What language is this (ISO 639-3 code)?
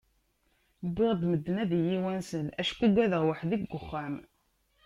kab